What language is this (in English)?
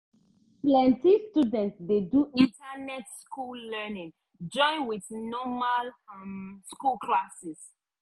Nigerian Pidgin